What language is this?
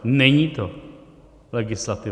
Czech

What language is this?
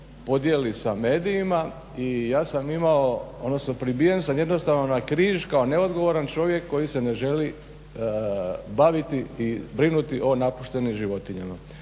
Croatian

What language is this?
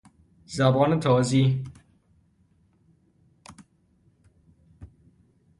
Persian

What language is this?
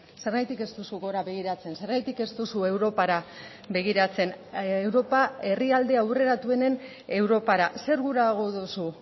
Basque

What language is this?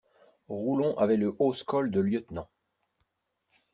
French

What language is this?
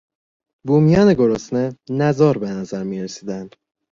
Persian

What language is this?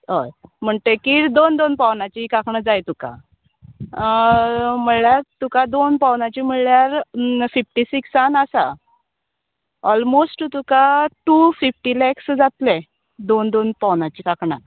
Konkani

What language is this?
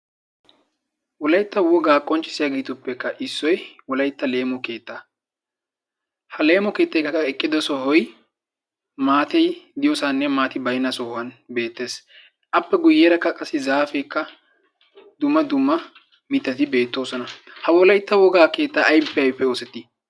Wolaytta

